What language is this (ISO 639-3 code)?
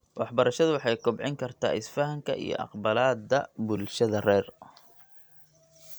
som